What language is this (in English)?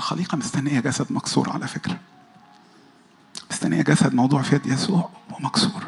Arabic